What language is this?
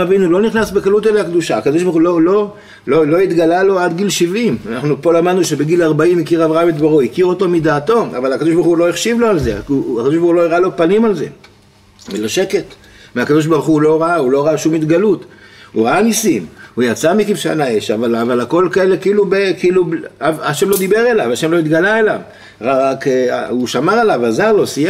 Hebrew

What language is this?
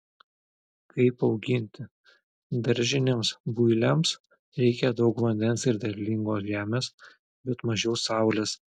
Lithuanian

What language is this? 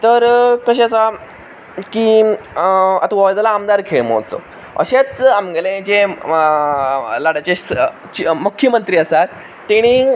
Konkani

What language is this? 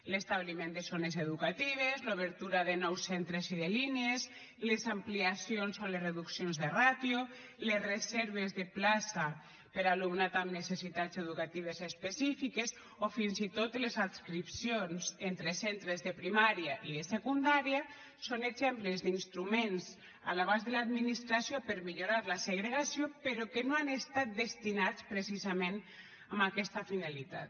Catalan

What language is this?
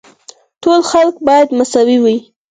Pashto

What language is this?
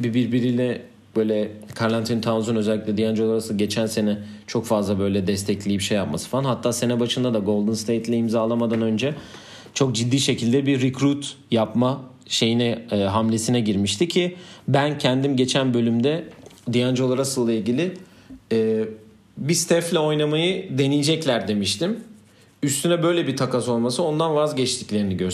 Turkish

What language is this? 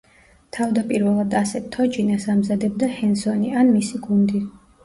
Georgian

